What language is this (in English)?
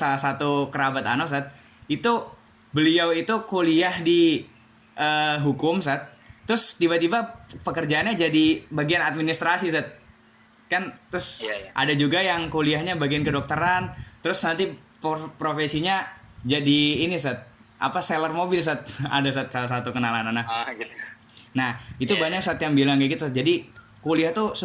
Indonesian